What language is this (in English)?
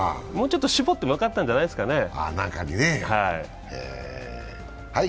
Japanese